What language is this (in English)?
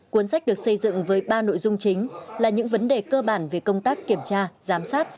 Vietnamese